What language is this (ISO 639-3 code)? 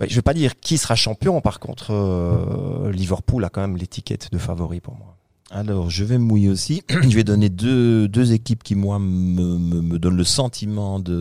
fra